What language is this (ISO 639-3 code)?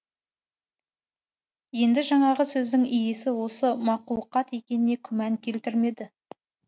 kaz